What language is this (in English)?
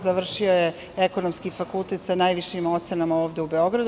Serbian